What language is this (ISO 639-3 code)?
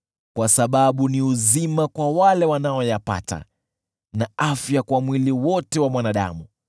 swa